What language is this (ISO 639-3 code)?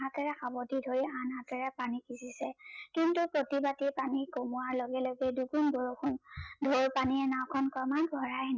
asm